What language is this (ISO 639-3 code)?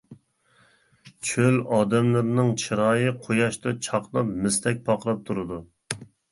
uig